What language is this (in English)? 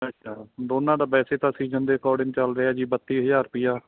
Punjabi